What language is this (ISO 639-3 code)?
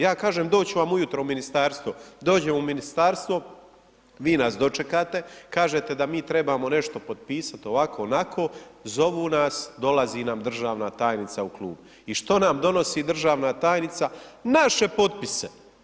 hrv